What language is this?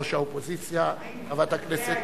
Hebrew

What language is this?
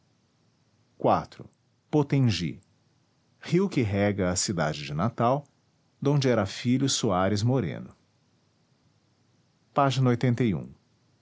Portuguese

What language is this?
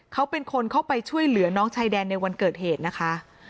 Thai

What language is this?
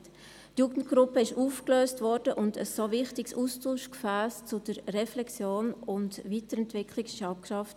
Swiss German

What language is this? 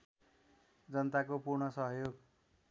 Nepali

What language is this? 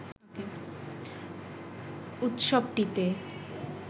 Bangla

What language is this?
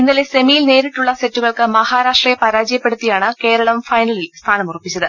Malayalam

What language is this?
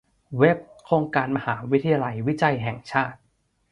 Thai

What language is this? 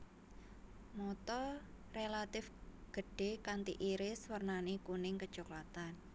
Javanese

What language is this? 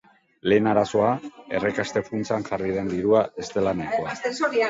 Basque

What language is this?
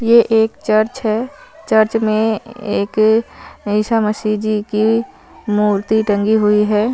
Hindi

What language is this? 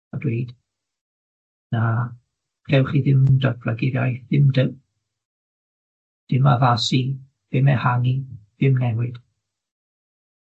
Welsh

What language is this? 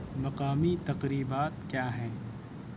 Urdu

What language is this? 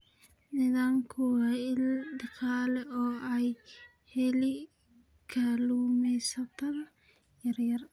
Somali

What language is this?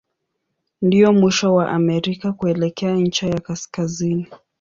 Swahili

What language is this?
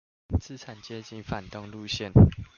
Chinese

